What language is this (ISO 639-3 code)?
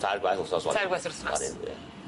cym